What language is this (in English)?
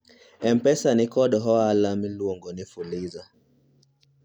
Luo (Kenya and Tanzania)